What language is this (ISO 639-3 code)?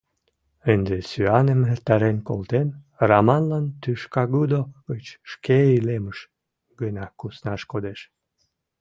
chm